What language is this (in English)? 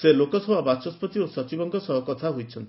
Odia